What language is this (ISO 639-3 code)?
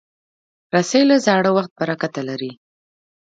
pus